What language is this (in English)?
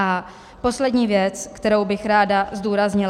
Czech